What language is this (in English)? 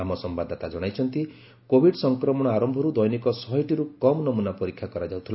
Odia